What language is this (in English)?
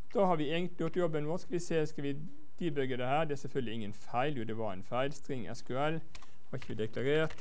Norwegian